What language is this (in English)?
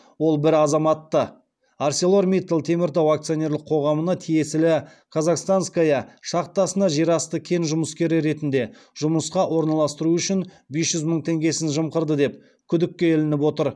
Kazakh